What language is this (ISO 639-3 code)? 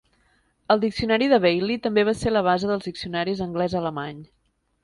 cat